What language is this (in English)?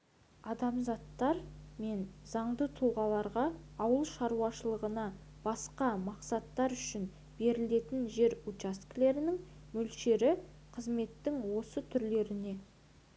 Kazakh